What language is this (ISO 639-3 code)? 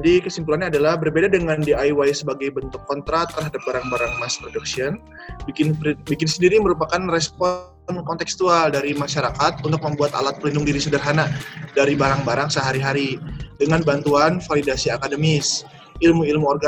ind